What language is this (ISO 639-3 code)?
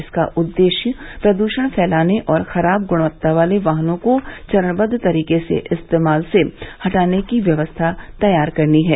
hin